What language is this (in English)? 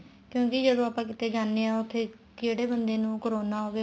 Punjabi